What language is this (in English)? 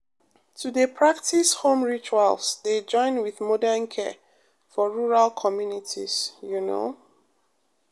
Nigerian Pidgin